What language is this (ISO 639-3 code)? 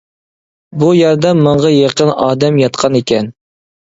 uig